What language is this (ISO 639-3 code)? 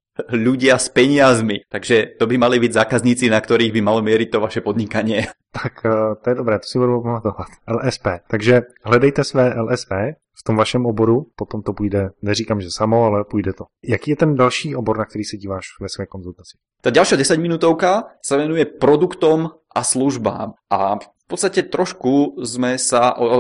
ces